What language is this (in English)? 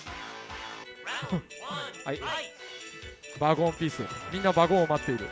Japanese